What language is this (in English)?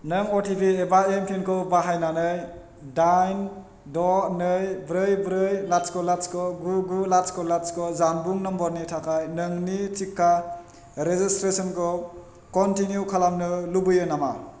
Bodo